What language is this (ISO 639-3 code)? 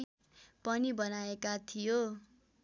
nep